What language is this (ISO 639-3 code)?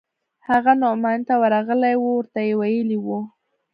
pus